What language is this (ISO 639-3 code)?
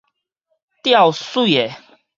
nan